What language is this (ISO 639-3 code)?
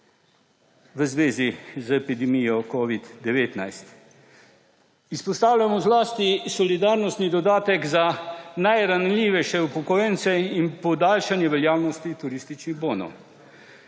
slv